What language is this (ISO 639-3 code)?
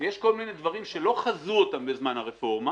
heb